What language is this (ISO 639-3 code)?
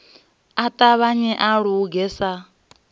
ven